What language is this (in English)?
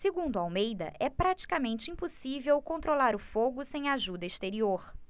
Portuguese